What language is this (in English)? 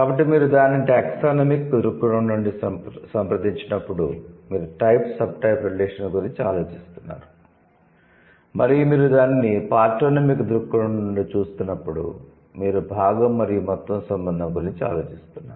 Telugu